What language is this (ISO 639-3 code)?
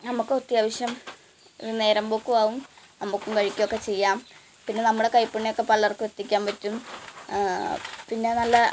mal